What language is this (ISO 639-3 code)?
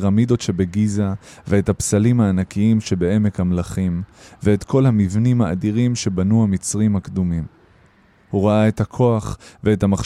heb